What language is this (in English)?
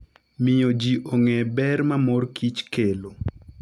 Luo (Kenya and Tanzania)